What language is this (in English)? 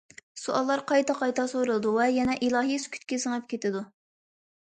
Uyghur